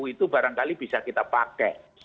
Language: Indonesian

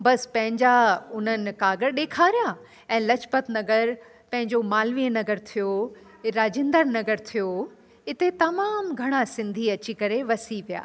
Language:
Sindhi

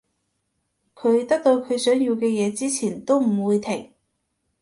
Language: Cantonese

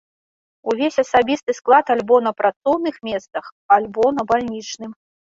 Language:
Belarusian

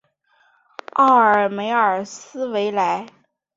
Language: Chinese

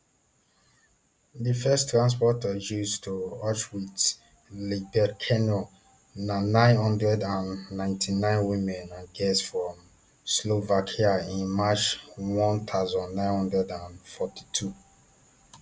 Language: Nigerian Pidgin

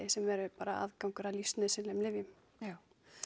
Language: Icelandic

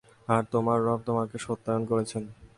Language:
Bangla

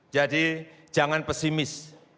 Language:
Indonesian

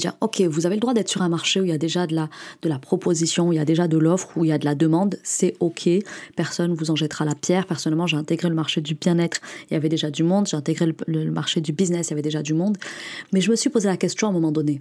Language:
French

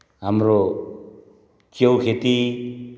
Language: Nepali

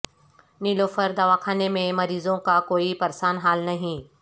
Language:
Urdu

